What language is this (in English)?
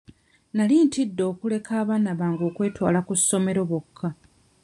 Ganda